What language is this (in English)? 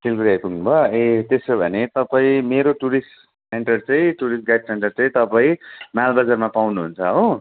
Nepali